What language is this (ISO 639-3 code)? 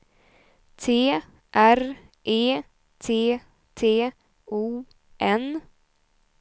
swe